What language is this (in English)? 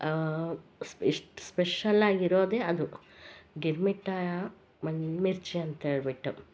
Kannada